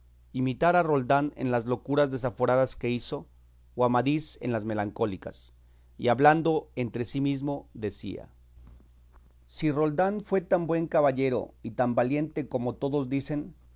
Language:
Spanish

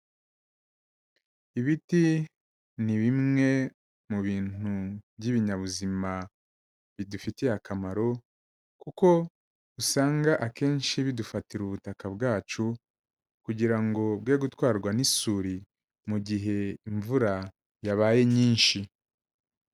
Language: Kinyarwanda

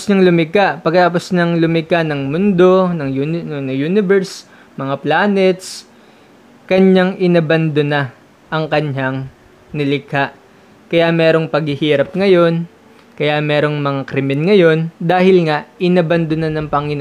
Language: Filipino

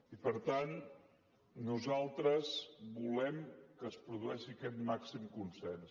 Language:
Catalan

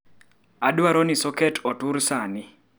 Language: Luo (Kenya and Tanzania)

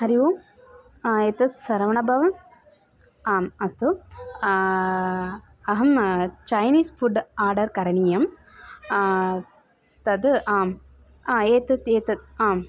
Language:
Sanskrit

